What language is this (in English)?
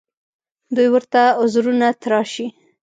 Pashto